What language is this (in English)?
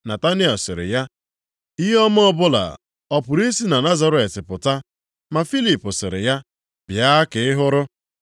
Igbo